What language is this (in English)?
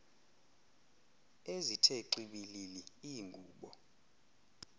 Xhosa